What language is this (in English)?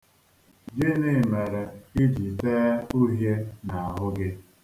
Igbo